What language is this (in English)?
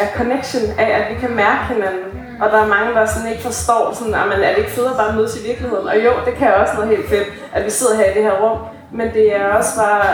Danish